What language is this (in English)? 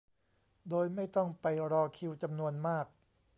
Thai